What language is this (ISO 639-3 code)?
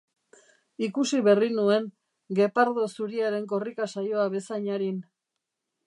eus